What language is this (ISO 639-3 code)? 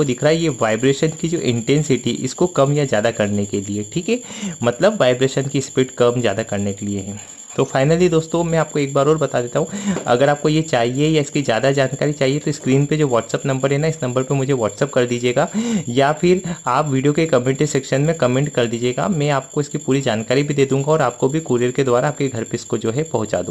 hin